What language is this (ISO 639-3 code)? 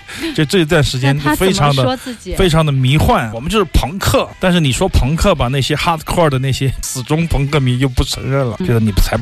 zho